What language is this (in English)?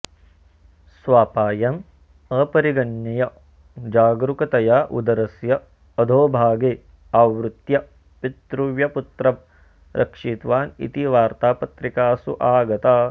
Sanskrit